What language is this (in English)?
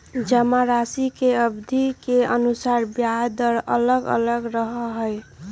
Magahi